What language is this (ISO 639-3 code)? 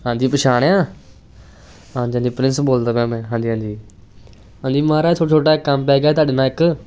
pan